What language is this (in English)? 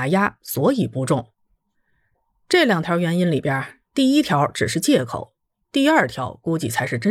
Chinese